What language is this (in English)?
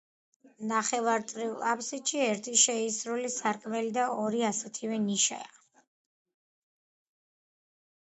Georgian